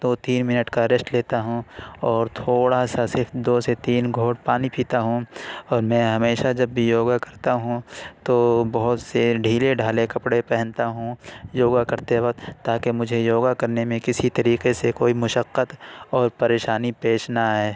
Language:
Urdu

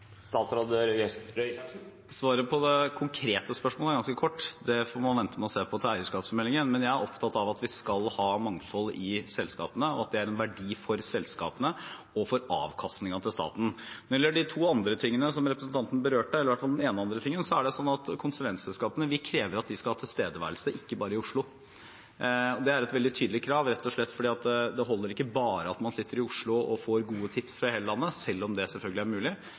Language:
Norwegian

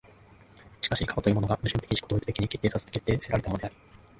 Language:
Japanese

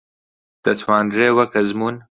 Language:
Central Kurdish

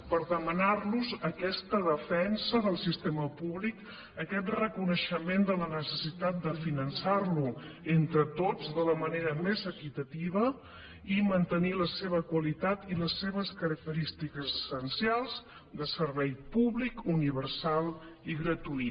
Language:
Catalan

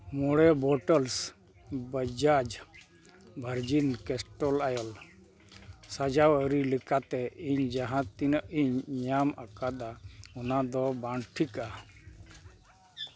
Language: Santali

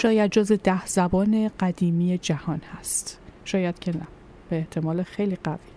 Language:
Persian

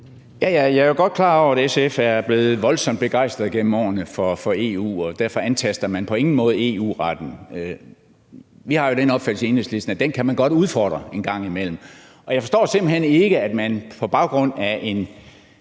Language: Danish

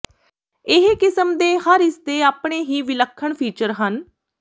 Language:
Punjabi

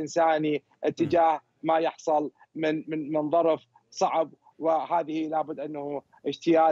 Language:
Arabic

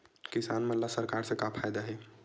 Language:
Chhattisgarhi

